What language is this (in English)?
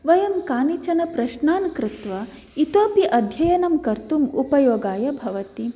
Sanskrit